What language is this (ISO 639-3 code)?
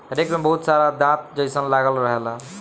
bho